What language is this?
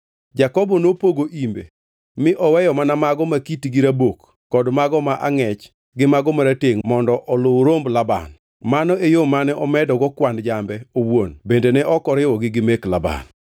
Luo (Kenya and Tanzania)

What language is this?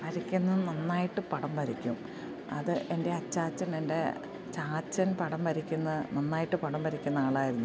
Malayalam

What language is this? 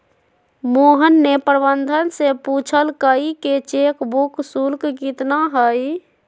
Magahi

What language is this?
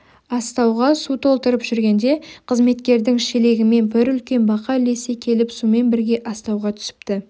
Kazakh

